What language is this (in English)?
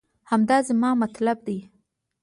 Pashto